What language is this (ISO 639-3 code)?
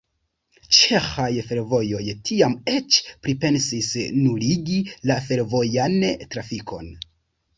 epo